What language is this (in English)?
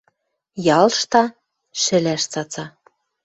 Western Mari